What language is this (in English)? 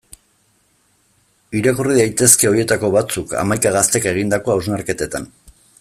Basque